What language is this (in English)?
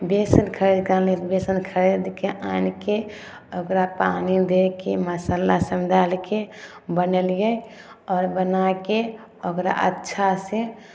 Maithili